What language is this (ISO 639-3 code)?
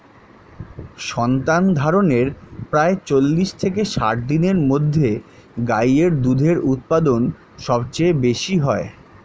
ben